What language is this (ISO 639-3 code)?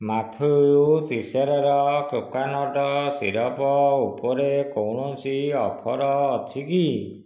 ori